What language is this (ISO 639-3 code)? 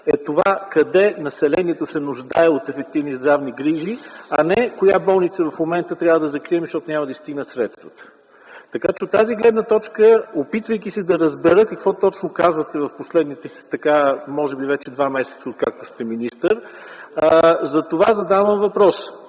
bul